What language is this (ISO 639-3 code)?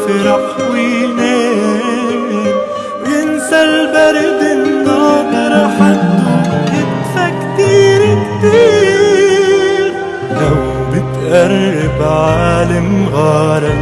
ara